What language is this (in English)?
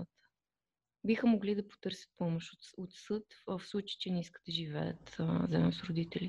Bulgarian